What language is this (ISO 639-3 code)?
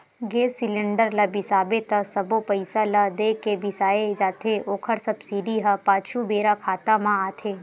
hne